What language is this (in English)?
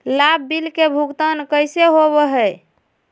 Magahi